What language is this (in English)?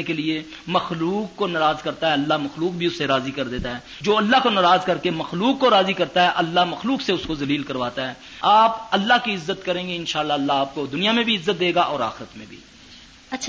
Urdu